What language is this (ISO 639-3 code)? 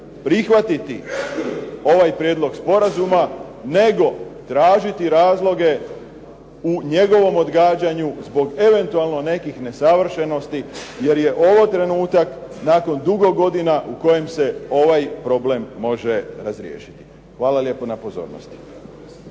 hrv